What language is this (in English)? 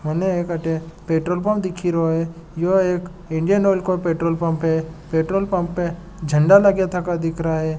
Marwari